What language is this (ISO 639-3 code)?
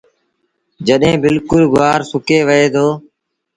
sbn